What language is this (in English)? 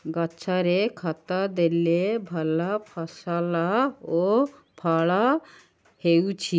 Odia